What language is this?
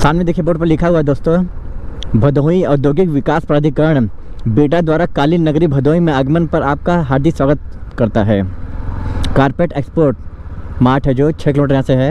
Hindi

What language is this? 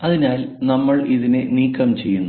Malayalam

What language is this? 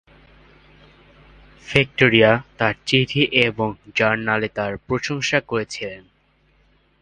Bangla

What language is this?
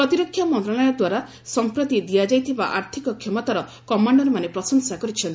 Odia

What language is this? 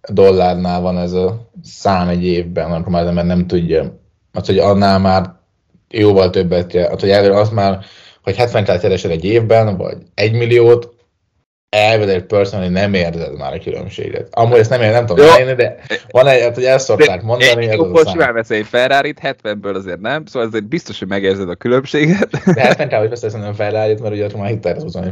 Hungarian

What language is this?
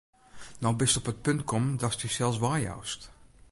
Western Frisian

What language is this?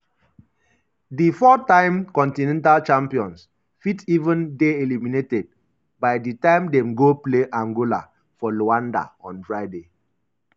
Nigerian Pidgin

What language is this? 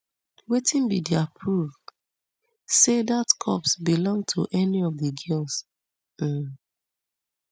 Nigerian Pidgin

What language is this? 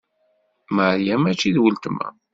Kabyle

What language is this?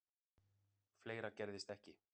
Icelandic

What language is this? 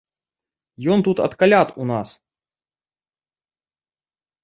Belarusian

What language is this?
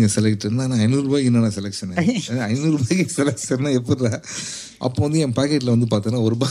Tamil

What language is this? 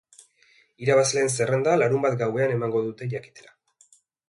Basque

